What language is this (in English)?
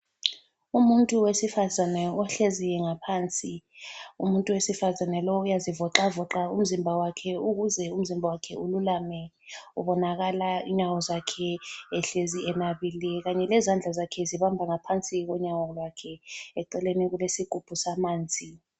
North Ndebele